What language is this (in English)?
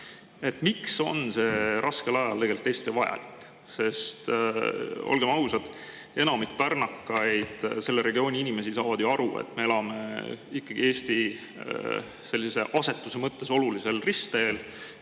Estonian